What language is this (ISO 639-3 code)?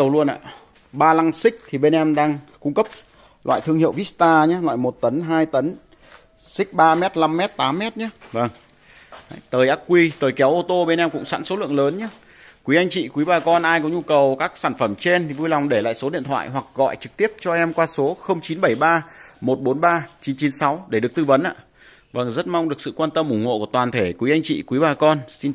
vie